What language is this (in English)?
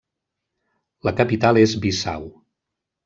Catalan